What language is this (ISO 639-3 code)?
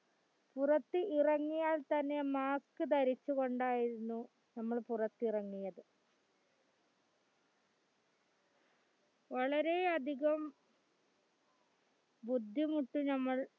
mal